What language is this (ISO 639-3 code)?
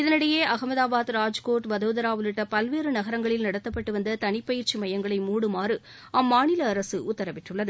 tam